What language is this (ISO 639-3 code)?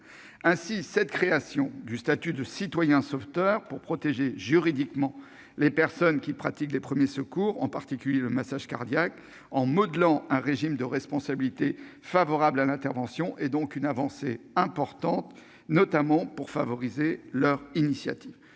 fra